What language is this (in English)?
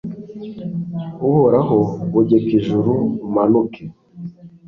Kinyarwanda